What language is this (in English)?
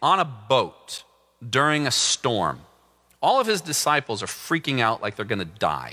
English